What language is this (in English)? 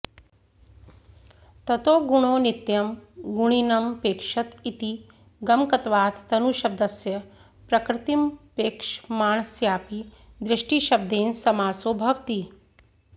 Sanskrit